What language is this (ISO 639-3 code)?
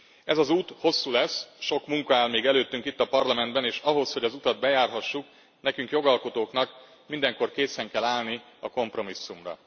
hun